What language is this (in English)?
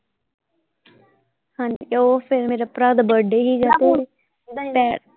Punjabi